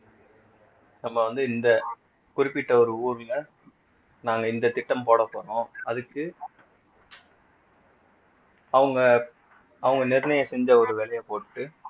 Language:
Tamil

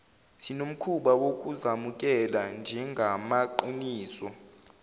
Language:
Zulu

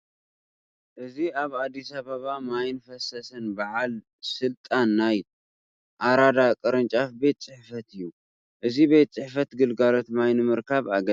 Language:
Tigrinya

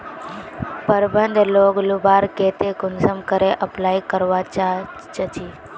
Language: Magahi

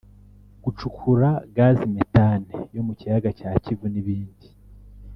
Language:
Kinyarwanda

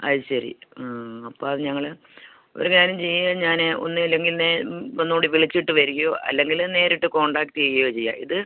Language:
Malayalam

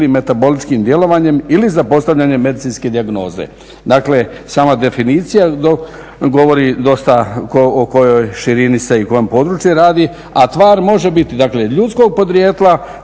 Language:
Croatian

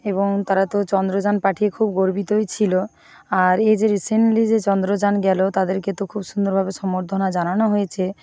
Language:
Bangla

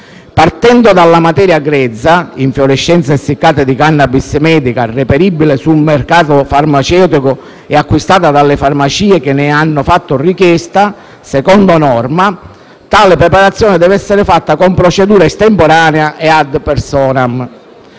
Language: Italian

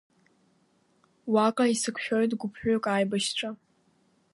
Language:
Abkhazian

